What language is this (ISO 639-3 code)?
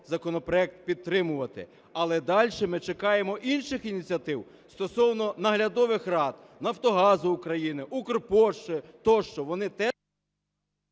ukr